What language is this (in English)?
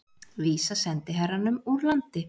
Icelandic